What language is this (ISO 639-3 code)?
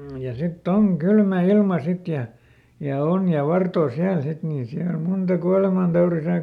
fin